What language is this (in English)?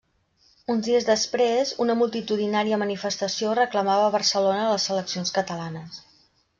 Catalan